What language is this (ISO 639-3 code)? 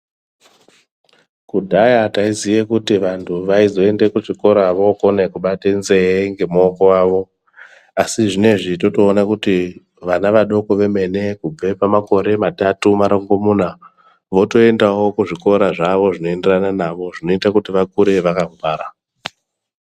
ndc